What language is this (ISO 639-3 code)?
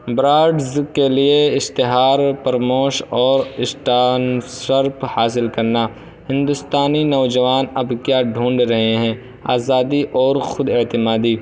urd